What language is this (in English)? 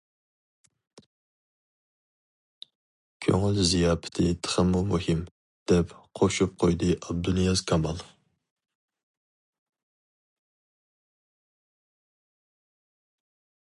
Uyghur